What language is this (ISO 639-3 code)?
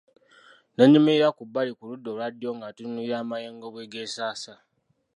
lug